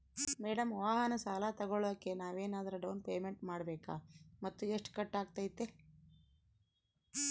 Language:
Kannada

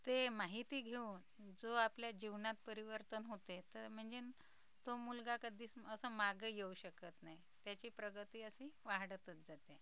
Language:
Marathi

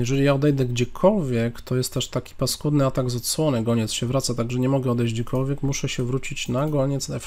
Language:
Polish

